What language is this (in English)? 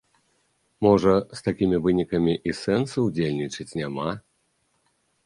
Belarusian